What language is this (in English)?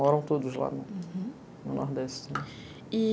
Portuguese